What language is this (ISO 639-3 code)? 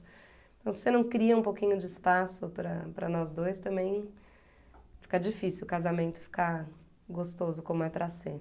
por